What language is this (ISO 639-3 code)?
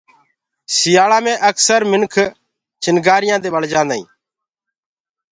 ggg